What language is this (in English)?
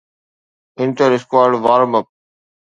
Sindhi